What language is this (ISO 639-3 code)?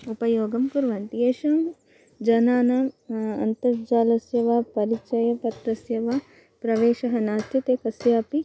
san